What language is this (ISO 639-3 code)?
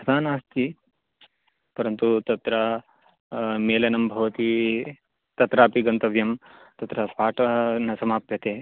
san